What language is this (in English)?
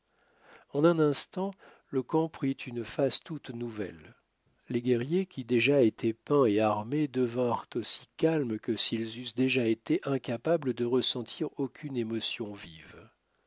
French